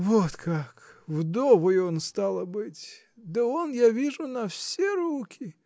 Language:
Russian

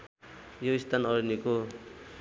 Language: Nepali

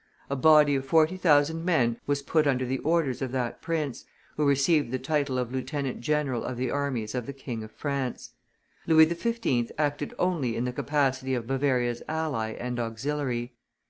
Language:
English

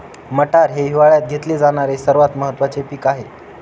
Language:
Marathi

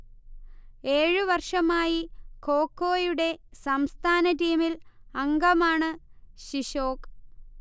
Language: Malayalam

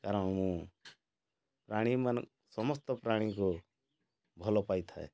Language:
Odia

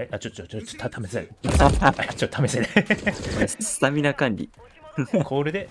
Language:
Japanese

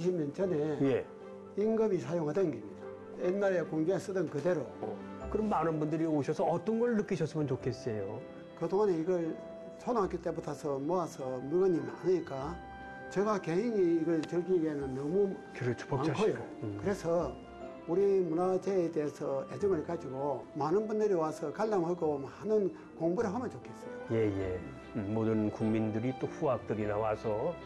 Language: Korean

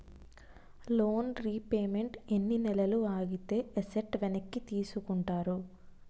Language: Telugu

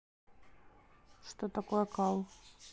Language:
Russian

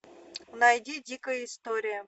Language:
Russian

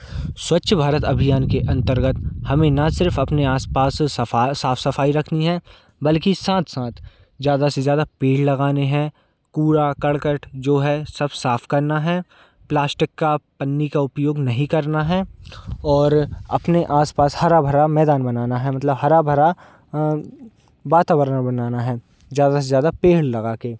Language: Hindi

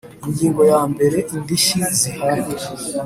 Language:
Kinyarwanda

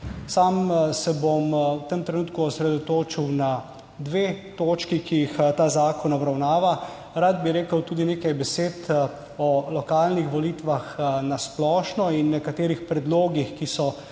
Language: Slovenian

